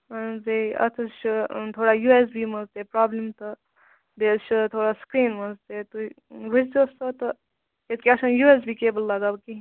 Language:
Kashmiri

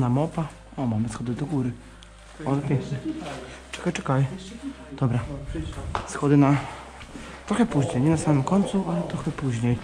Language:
Polish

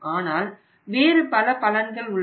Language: Tamil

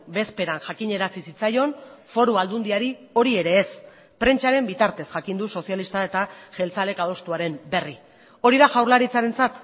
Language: Basque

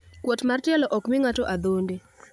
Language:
Luo (Kenya and Tanzania)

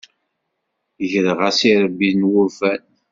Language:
Kabyle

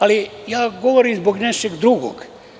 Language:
Serbian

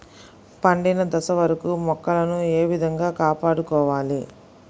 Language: Telugu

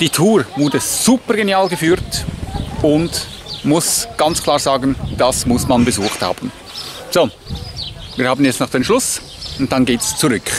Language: German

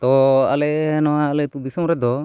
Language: Santali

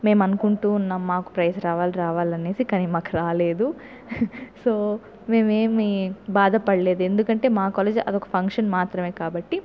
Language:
Telugu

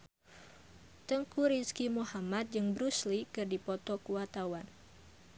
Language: Sundanese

